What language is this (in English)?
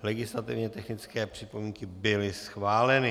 Czech